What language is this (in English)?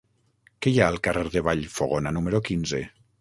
Catalan